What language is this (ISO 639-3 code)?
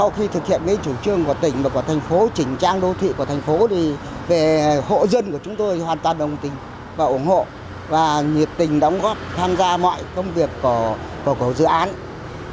vie